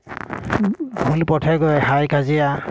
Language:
Assamese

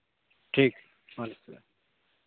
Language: Urdu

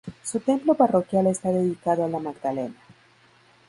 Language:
Spanish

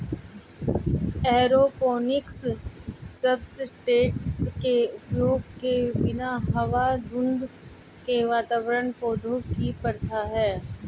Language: Hindi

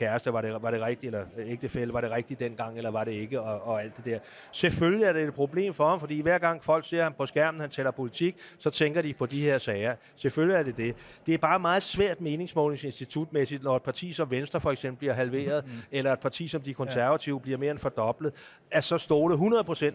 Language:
Danish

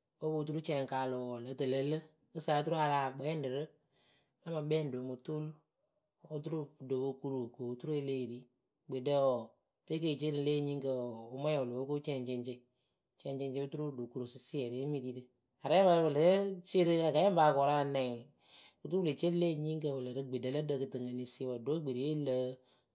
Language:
Akebu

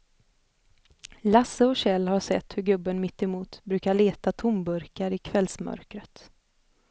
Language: Swedish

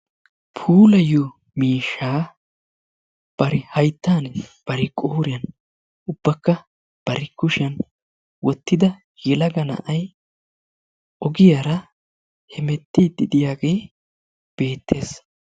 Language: Wolaytta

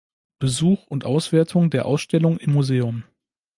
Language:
German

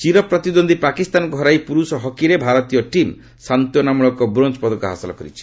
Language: Odia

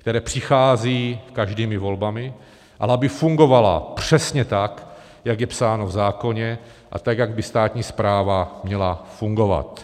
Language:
Czech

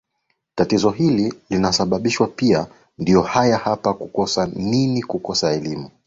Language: Swahili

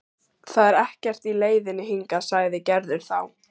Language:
Icelandic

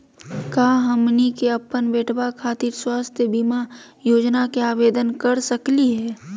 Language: Magahi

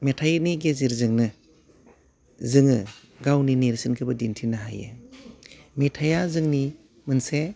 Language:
Bodo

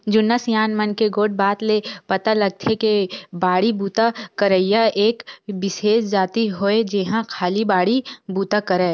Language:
Chhattisgarhi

